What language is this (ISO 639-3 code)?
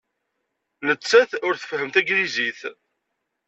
kab